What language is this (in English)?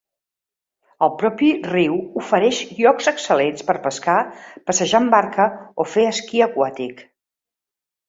Catalan